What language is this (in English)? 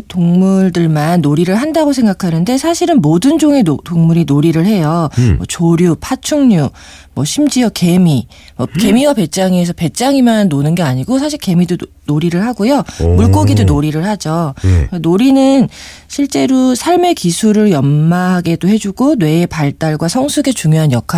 Korean